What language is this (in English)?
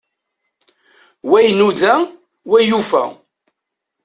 Kabyle